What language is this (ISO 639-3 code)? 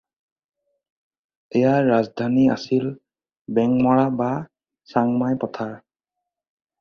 asm